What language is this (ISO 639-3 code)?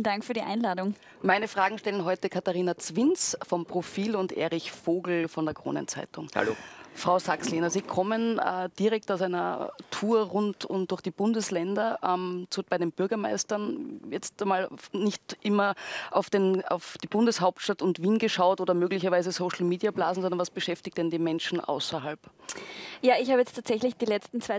deu